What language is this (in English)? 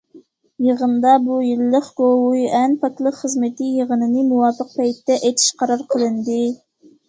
Uyghur